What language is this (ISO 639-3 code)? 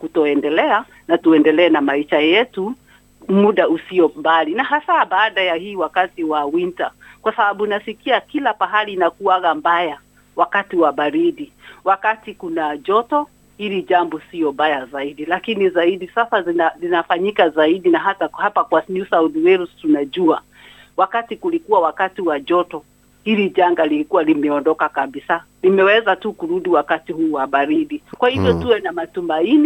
swa